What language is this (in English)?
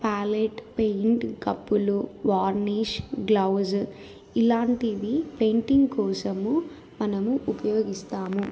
Telugu